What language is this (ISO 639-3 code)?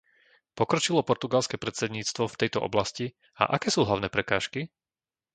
slk